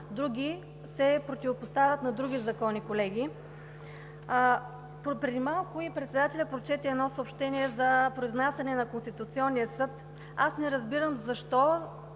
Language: Bulgarian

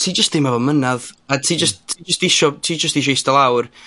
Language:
Welsh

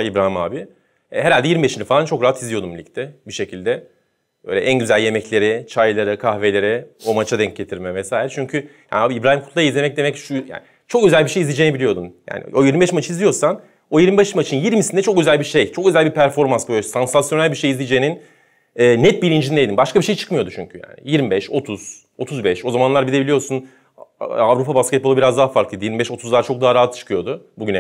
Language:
Turkish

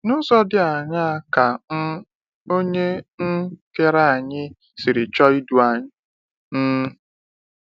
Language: Igbo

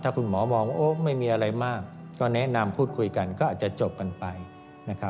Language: Thai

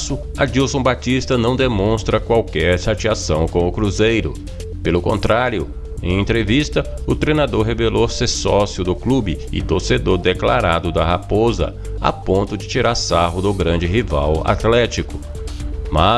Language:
Portuguese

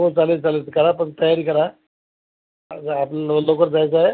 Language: Marathi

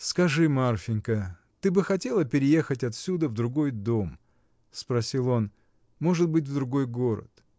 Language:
Russian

